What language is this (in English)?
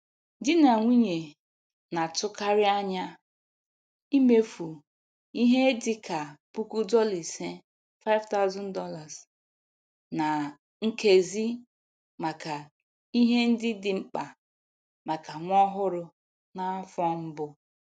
Igbo